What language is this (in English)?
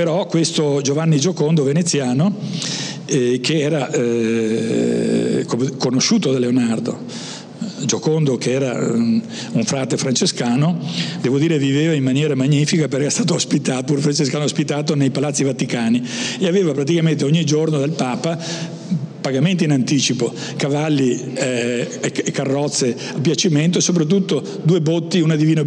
Italian